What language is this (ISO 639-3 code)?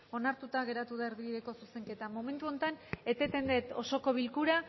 eus